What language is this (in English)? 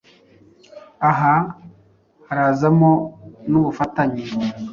Kinyarwanda